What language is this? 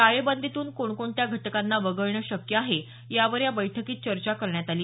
Marathi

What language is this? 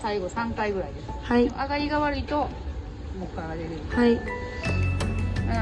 Japanese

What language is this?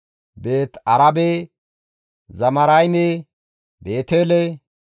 Gamo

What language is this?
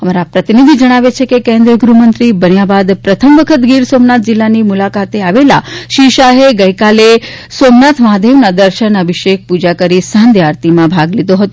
Gujarati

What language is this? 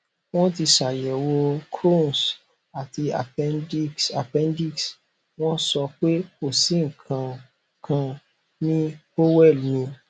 Yoruba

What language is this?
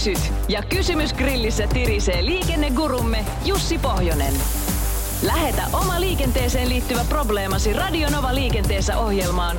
Finnish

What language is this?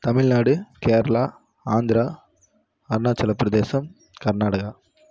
Tamil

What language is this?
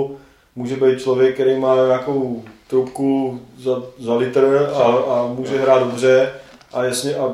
Czech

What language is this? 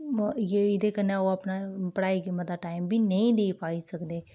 Dogri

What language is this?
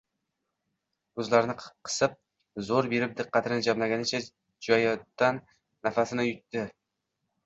Uzbek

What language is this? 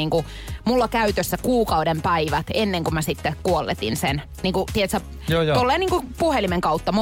Finnish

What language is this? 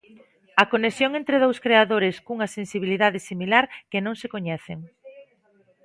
Galician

